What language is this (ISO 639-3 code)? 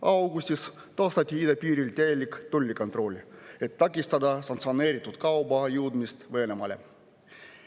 est